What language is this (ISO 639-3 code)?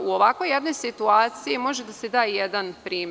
srp